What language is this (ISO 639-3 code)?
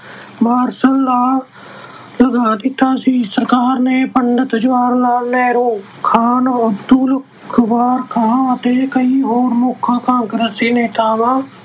pan